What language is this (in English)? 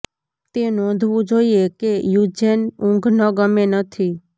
Gujarati